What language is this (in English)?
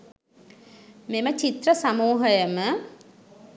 Sinhala